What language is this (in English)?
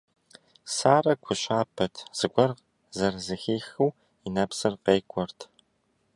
Kabardian